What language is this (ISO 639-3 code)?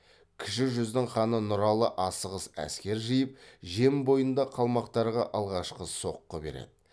kaz